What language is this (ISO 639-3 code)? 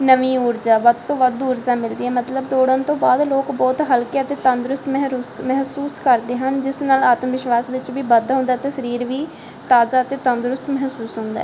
pan